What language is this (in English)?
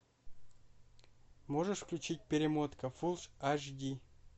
Russian